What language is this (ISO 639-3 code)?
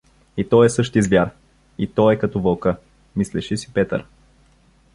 bul